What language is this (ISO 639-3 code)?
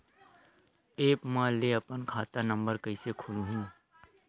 hne